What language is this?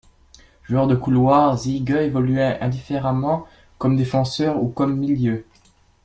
French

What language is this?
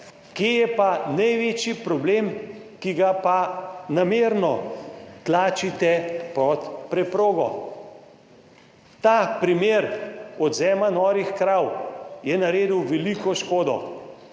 Slovenian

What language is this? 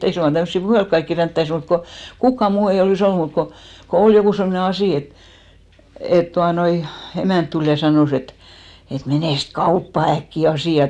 Finnish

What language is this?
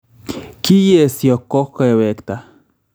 Kalenjin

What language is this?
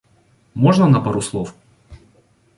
Russian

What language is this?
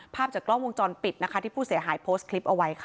Thai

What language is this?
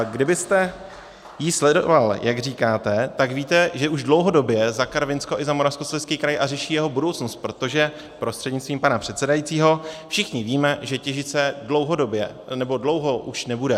Czech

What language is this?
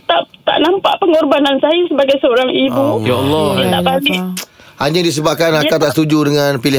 Malay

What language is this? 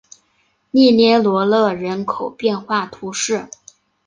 Chinese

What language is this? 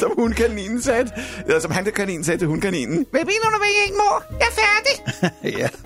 Danish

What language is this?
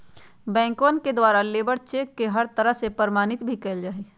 Magahi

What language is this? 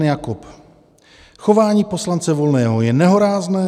Czech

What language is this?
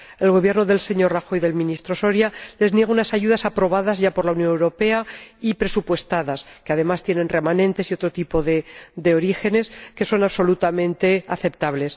Spanish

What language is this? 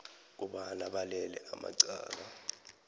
South Ndebele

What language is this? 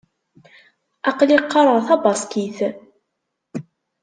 Kabyle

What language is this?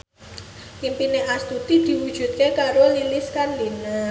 Javanese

